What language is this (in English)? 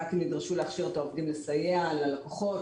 Hebrew